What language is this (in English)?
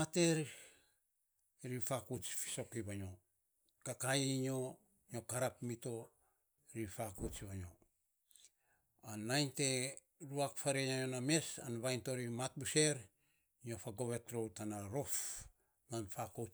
Saposa